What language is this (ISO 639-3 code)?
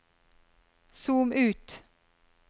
nor